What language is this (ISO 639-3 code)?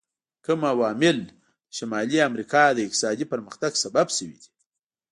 pus